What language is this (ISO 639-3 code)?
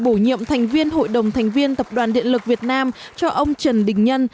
vie